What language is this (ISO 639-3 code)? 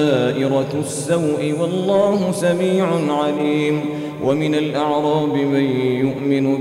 ara